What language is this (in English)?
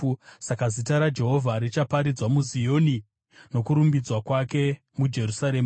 Shona